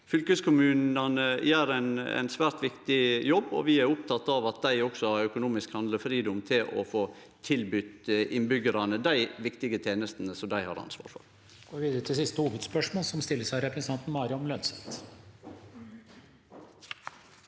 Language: Norwegian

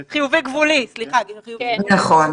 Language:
Hebrew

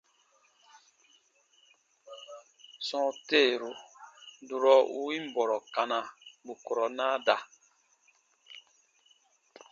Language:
Baatonum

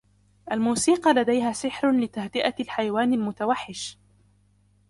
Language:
Arabic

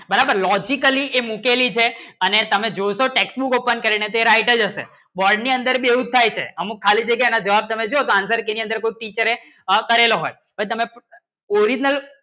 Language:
Gujarati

